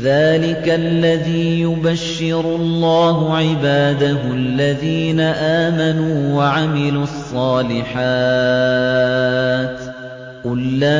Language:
Arabic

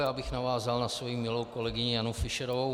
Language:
Czech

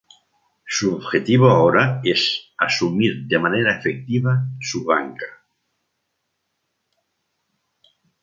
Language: Spanish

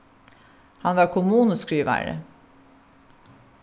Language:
Faroese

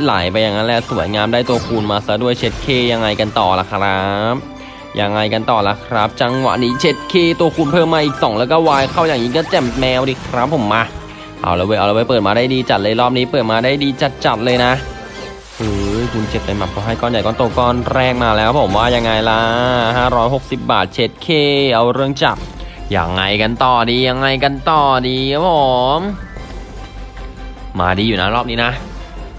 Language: Thai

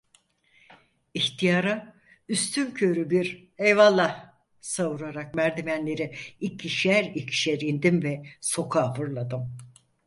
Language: Turkish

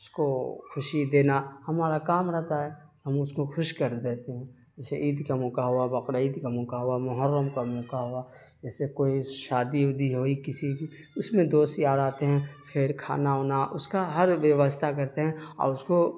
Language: Urdu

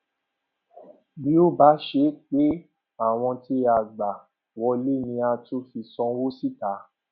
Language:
Yoruba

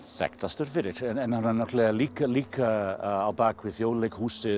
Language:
Icelandic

